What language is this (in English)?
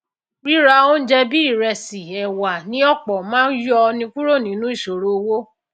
Yoruba